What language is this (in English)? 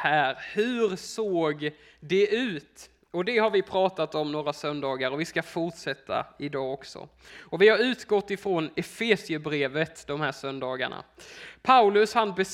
Swedish